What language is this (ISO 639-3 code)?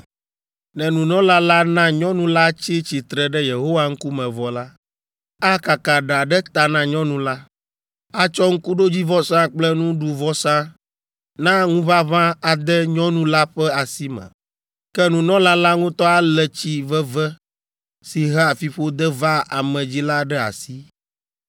ewe